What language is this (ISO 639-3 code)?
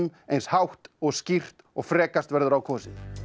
isl